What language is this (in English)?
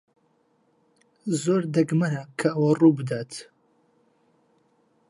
Central Kurdish